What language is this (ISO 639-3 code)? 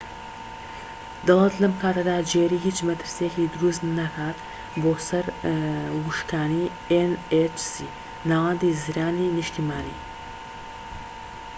ckb